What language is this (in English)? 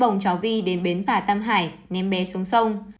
Vietnamese